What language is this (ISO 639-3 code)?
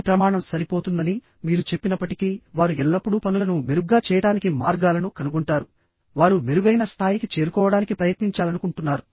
tel